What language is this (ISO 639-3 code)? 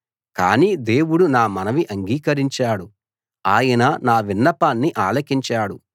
tel